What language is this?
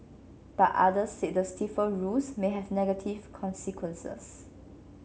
English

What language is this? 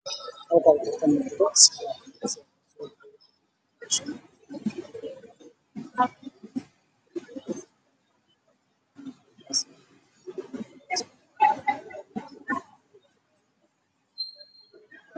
Somali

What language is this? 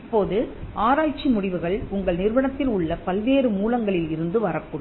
Tamil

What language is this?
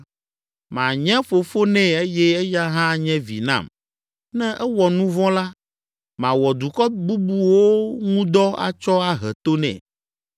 Ewe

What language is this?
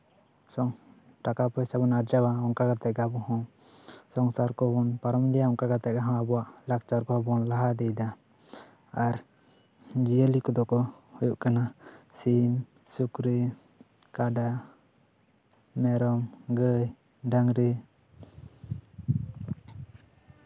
Santali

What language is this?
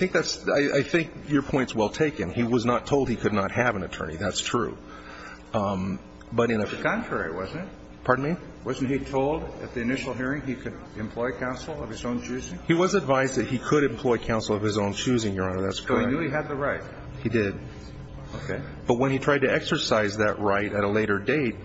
English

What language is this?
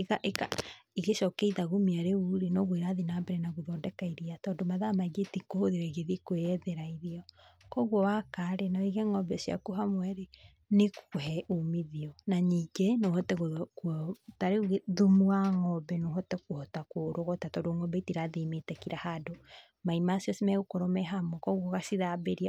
Kikuyu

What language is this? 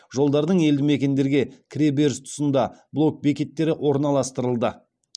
Kazakh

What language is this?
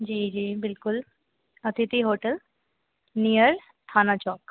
Hindi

